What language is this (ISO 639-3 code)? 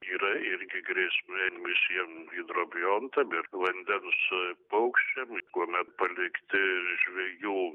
lit